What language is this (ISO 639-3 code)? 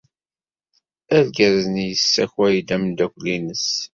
kab